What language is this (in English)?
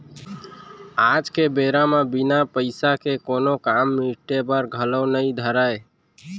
Chhattisgarhi